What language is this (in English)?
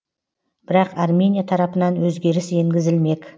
Kazakh